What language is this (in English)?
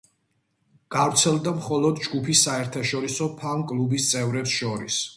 Georgian